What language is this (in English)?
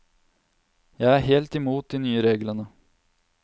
Norwegian